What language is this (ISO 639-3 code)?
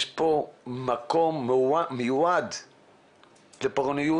heb